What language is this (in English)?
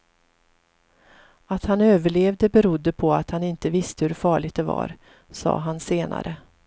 Swedish